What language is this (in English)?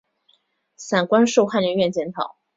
Chinese